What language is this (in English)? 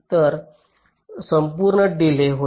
Marathi